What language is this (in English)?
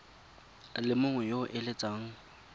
Tswana